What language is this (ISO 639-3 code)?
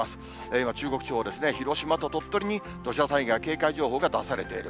jpn